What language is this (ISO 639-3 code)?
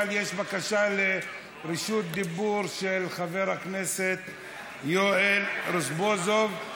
heb